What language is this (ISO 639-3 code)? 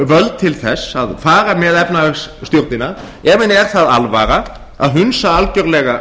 isl